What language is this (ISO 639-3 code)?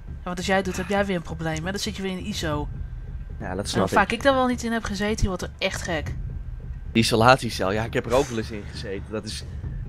nld